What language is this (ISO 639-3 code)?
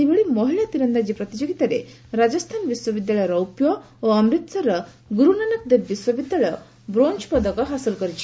ori